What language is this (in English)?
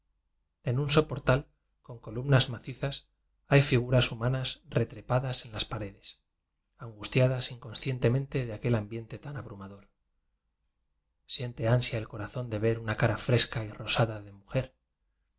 Spanish